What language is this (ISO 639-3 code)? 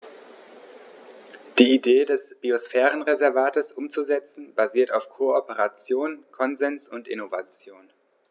deu